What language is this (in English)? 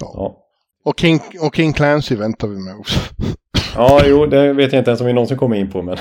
Swedish